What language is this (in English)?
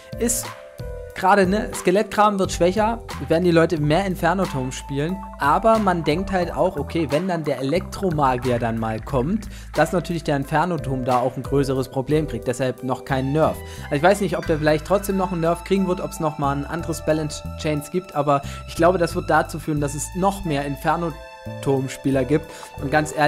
German